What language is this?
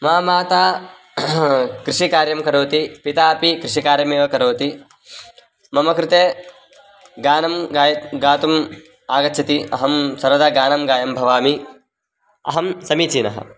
Sanskrit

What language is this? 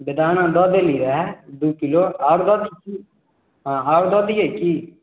Maithili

